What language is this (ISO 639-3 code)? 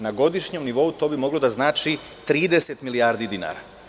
srp